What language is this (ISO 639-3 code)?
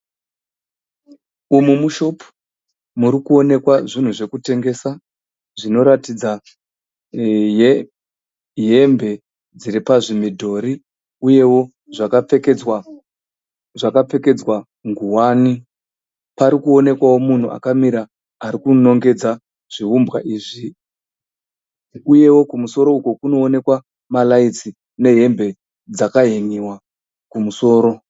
sna